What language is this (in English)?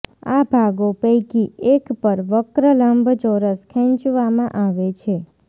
Gujarati